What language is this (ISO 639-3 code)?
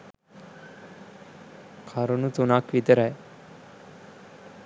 sin